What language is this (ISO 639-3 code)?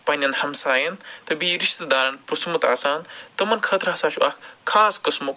kas